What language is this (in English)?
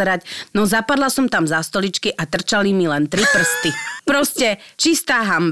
Slovak